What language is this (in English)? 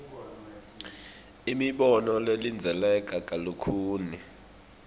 Swati